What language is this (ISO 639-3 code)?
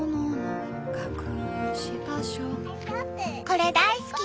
jpn